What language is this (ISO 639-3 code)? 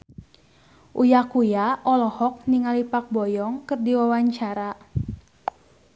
sun